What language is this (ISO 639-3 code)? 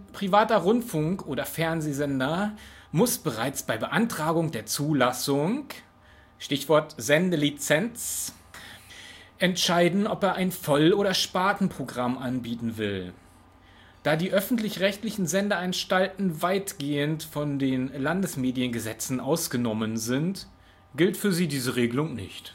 deu